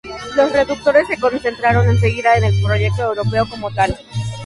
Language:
Spanish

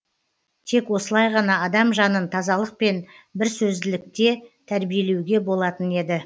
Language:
Kazakh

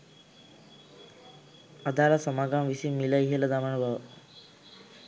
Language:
Sinhala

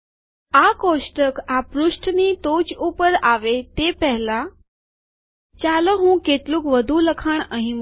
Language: Gujarati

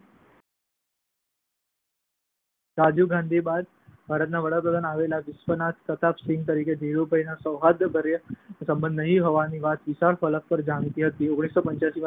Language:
Gujarati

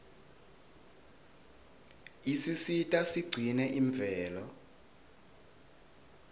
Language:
Swati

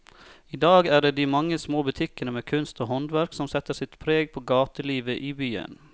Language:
Norwegian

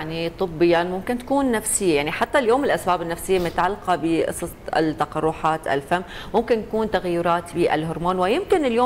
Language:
Arabic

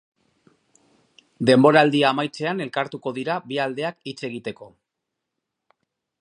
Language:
Basque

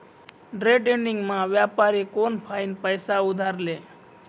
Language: Marathi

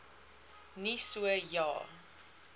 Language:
Afrikaans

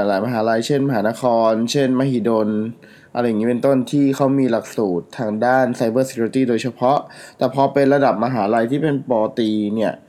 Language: Thai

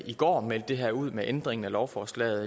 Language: Danish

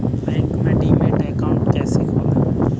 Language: Hindi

